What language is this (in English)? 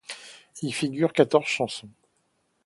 French